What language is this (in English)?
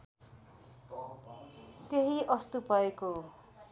Nepali